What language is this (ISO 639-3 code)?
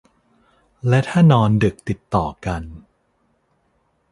tha